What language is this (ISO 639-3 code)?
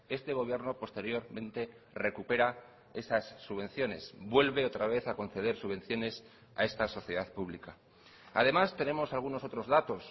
spa